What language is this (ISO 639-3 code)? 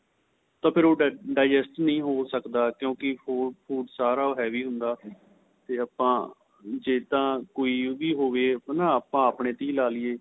pan